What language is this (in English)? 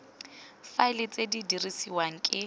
Tswana